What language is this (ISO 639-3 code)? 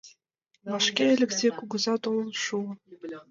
chm